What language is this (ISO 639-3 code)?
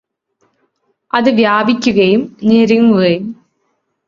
mal